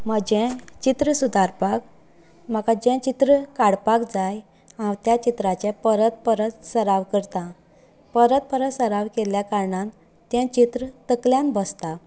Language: Konkani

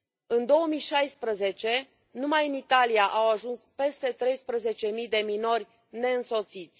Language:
Romanian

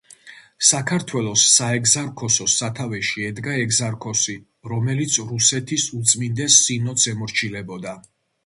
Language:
Georgian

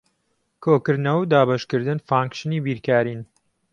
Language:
Central Kurdish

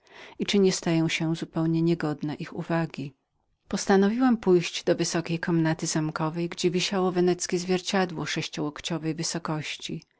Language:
Polish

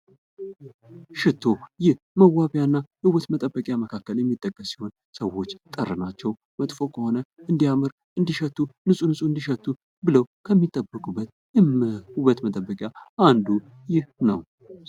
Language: Amharic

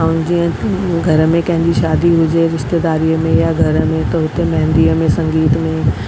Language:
Sindhi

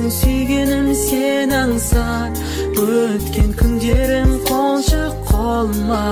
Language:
Turkish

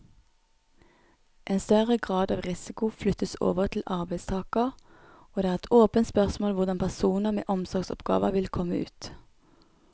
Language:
Norwegian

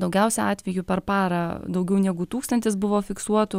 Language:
Lithuanian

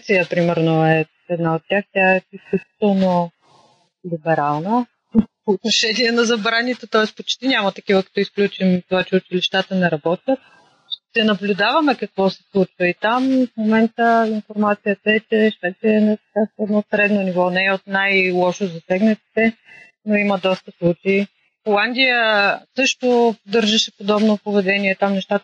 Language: Bulgarian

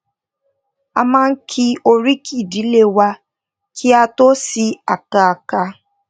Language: Yoruba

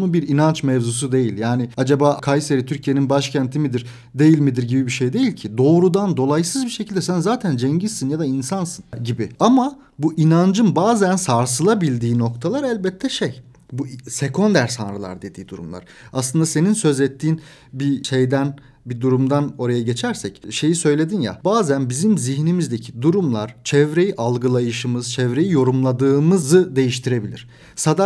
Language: Turkish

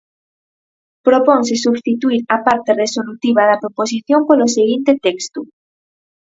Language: Galician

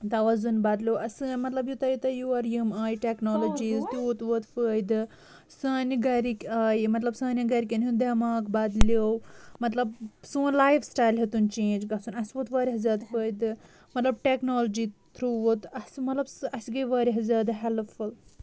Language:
Kashmiri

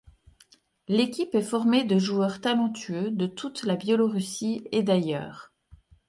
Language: French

